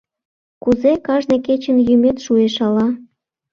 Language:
Mari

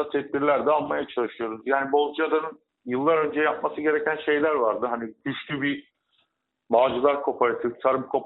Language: Turkish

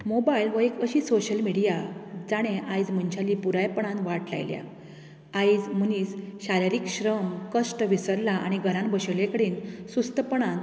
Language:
Konkani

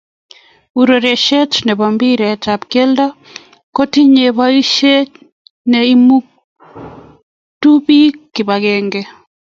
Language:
Kalenjin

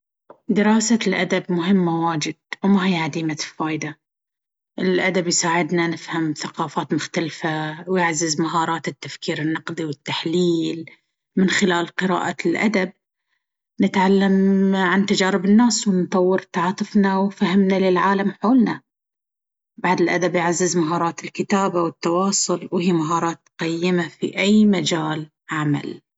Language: Baharna Arabic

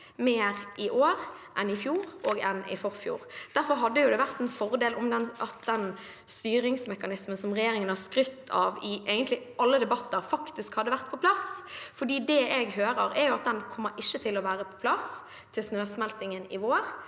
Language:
Norwegian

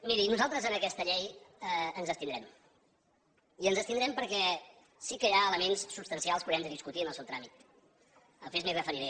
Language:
Catalan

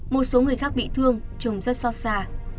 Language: Vietnamese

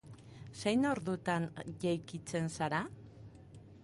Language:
Basque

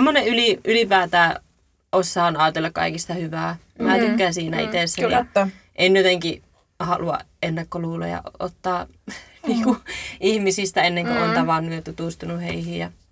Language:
Finnish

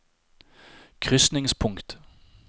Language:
Norwegian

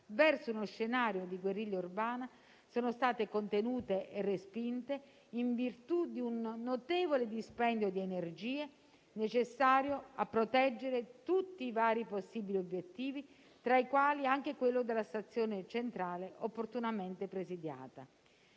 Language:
Italian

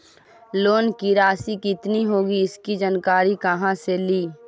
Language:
Magahi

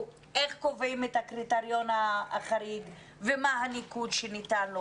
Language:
Hebrew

